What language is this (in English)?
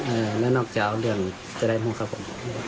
Thai